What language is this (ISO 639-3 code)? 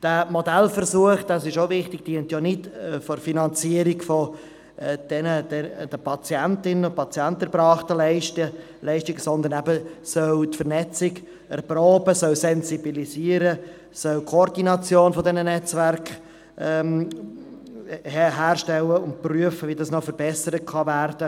gsw